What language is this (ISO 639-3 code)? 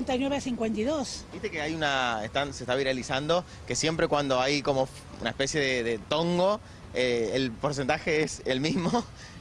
spa